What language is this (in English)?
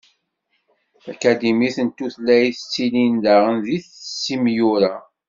Kabyle